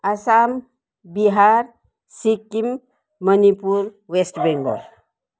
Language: Nepali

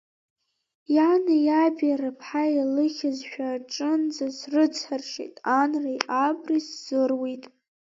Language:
Abkhazian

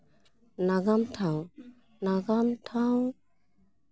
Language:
Santali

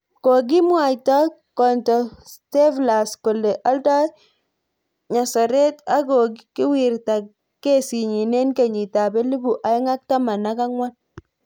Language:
Kalenjin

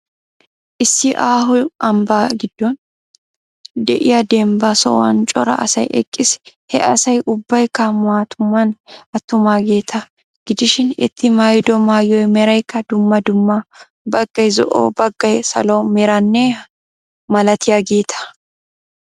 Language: Wolaytta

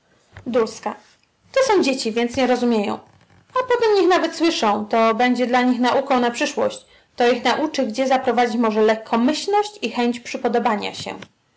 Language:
Polish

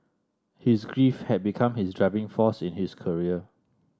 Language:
English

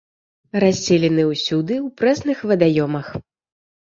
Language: Belarusian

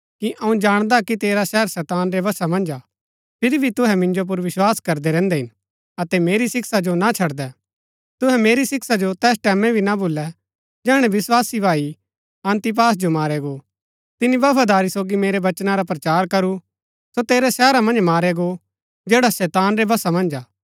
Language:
Gaddi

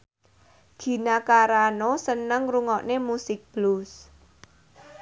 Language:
Javanese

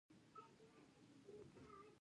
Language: Pashto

